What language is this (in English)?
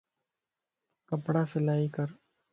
Lasi